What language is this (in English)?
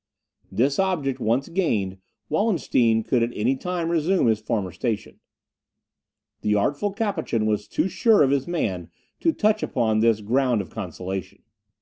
English